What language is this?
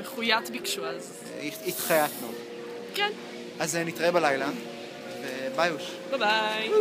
Hebrew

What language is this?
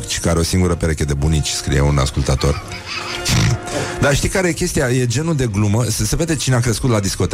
Romanian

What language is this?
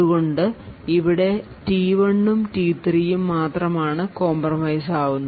Malayalam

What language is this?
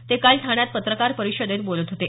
Marathi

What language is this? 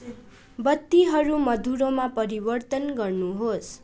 Nepali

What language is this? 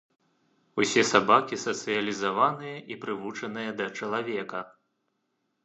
Belarusian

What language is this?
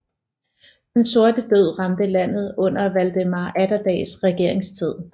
Danish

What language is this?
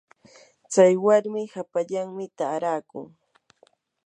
Yanahuanca Pasco Quechua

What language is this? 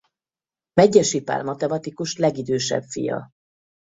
Hungarian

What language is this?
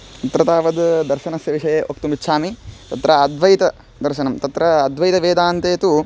Sanskrit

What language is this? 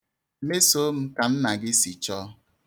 Igbo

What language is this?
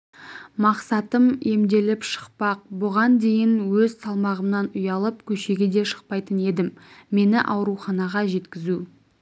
Kazakh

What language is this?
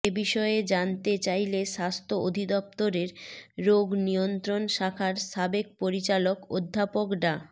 Bangla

